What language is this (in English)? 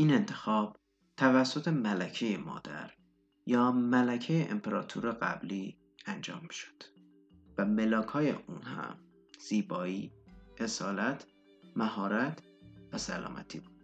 Persian